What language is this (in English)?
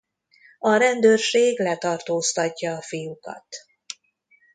Hungarian